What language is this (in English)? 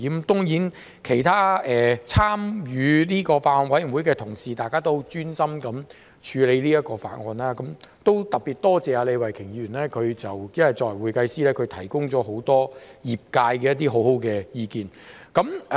Cantonese